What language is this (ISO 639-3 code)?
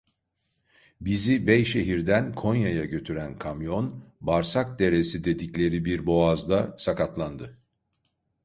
tur